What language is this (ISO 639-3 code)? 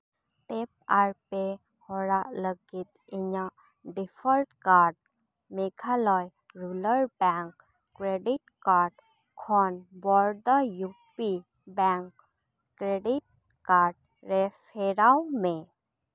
sat